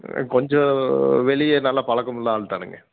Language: Tamil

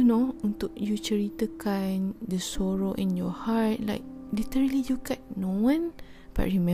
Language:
Malay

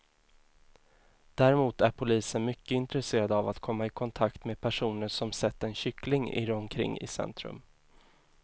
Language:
Swedish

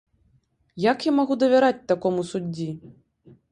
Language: Belarusian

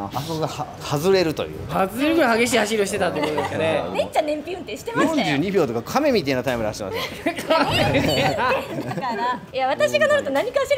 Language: Japanese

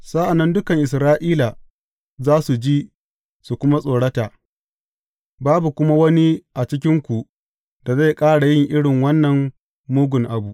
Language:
Hausa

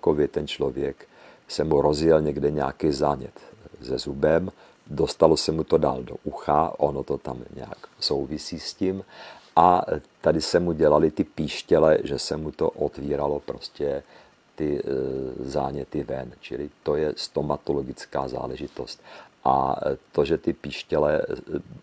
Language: Czech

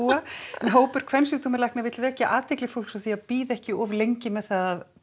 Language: Icelandic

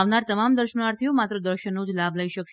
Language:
Gujarati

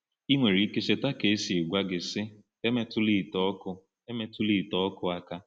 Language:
Igbo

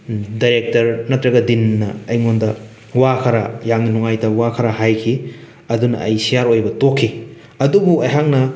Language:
Manipuri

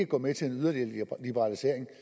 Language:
Danish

